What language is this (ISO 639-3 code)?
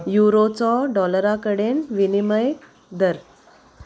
kok